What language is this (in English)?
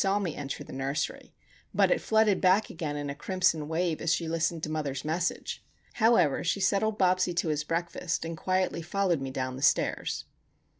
English